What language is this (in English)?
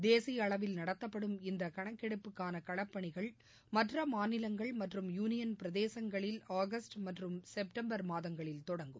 Tamil